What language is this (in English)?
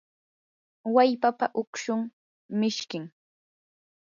Yanahuanca Pasco Quechua